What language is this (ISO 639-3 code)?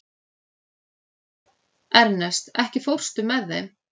isl